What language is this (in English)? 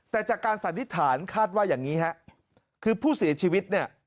Thai